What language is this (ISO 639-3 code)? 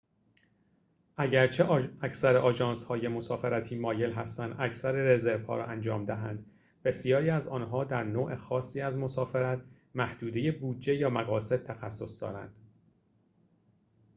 fas